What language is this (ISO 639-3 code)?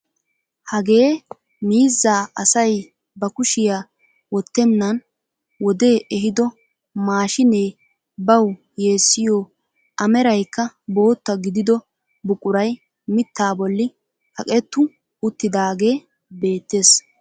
wal